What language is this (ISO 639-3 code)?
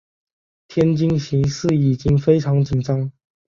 zho